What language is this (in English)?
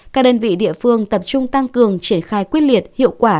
Vietnamese